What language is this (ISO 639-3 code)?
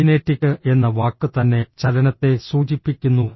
mal